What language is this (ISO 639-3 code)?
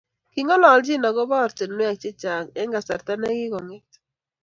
kln